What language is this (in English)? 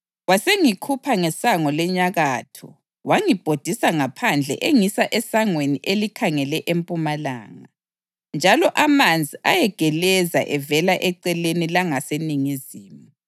North Ndebele